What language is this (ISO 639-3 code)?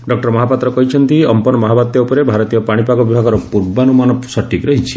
ori